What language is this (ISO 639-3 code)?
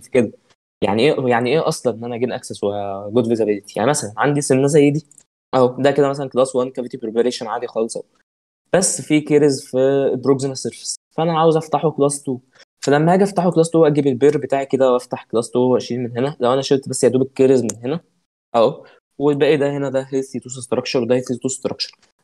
ara